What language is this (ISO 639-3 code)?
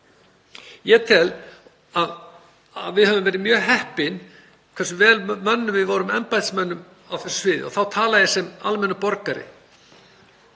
isl